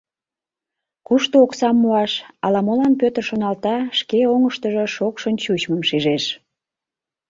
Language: Mari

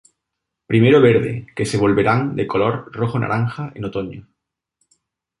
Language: Spanish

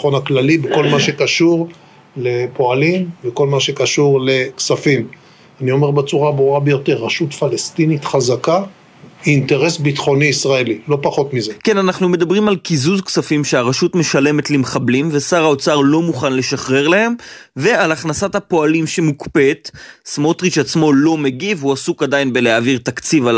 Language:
Hebrew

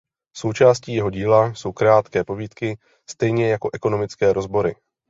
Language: Czech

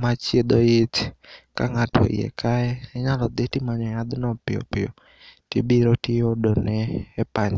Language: Luo (Kenya and Tanzania)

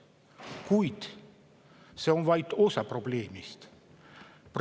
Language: Estonian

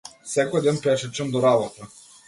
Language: Macedonian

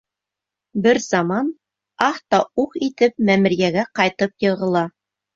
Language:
Bashkir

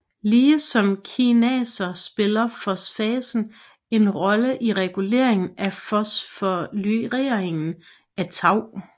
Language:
Danish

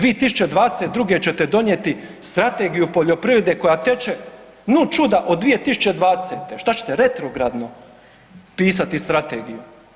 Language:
Croatian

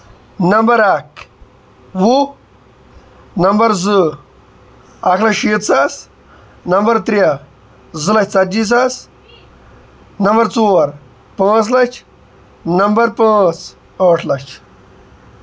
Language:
Kashmiri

